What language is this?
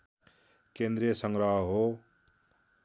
Nepali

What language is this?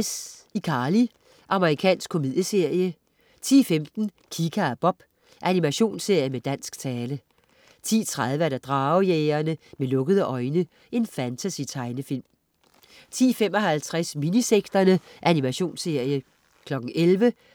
Danish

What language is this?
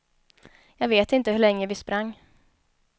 Swedish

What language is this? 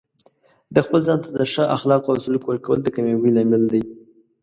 Pashto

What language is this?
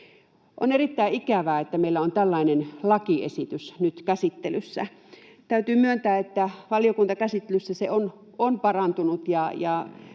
Finnish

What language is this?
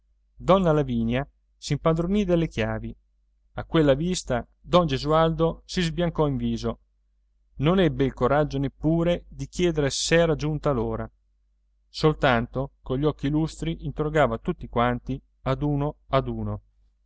Italian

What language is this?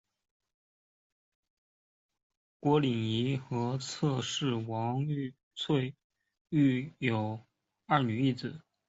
Chinese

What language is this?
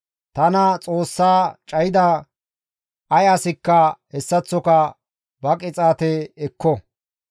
Gamo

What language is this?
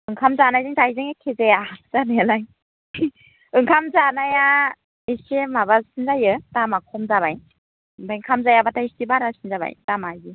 Bodo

